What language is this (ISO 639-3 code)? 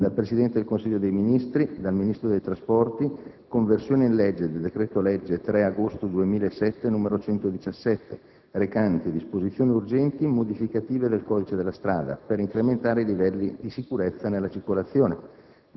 ita